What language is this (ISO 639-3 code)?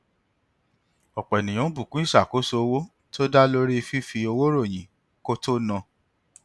yor